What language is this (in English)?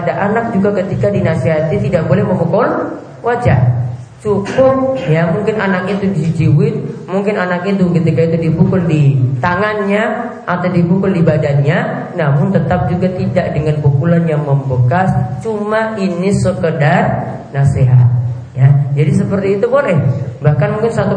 Indonesian